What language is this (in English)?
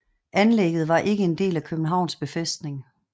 Danish